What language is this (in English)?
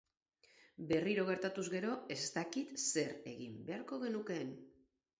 Basque